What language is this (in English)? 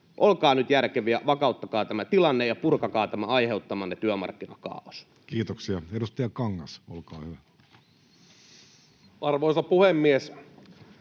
Finnish